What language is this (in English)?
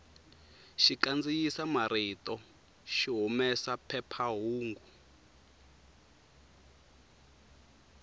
Tsonga